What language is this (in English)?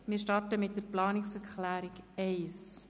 Swiss German